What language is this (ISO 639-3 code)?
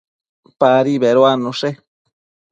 mcf